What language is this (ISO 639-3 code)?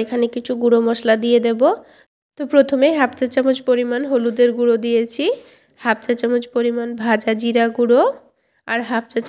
ben